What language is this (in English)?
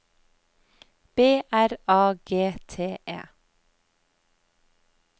Norwegian